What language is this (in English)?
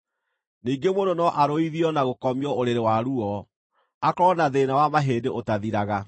Kikuyu